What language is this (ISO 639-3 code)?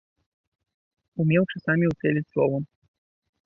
bel